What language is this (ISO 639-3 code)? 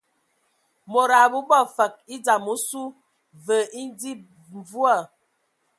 ewo